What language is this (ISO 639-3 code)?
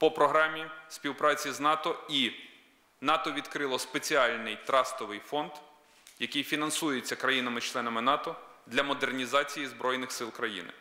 ukr